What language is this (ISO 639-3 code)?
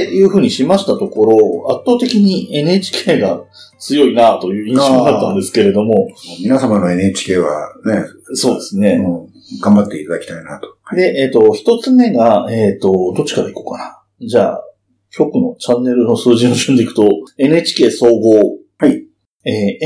jpn